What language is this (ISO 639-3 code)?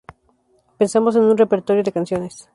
spa